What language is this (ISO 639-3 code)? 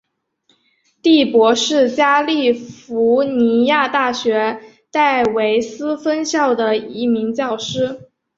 zho